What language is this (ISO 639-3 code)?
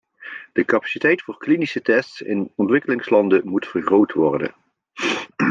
nld